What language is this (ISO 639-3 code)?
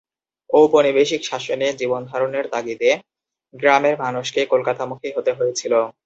ben